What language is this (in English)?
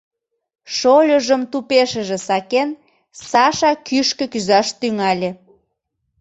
Mari